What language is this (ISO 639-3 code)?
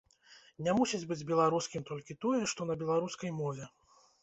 bel